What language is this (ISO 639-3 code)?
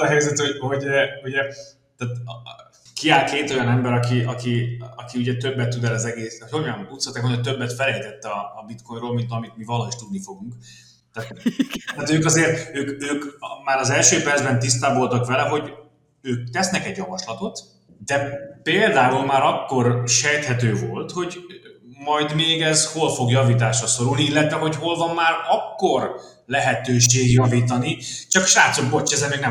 hun